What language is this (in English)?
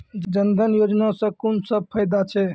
Maithili